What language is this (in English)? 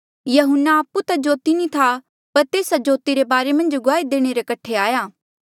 Mandeali